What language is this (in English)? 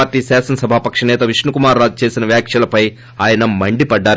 Telugu